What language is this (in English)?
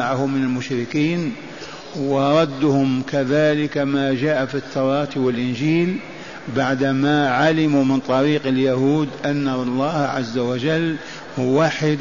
Arabic